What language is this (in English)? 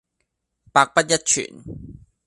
Cantonese